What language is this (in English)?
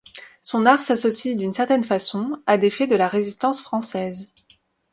French